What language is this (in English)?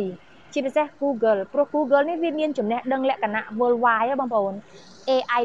Thai